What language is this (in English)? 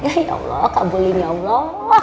Indonesian